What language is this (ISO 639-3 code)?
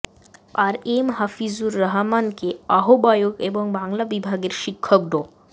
ben